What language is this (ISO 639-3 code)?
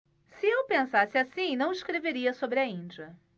por